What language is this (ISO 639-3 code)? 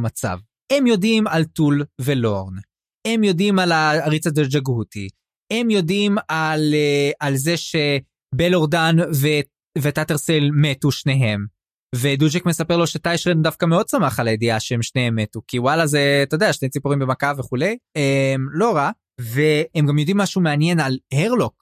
heb